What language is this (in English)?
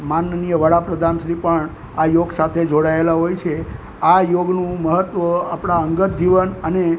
Gujarati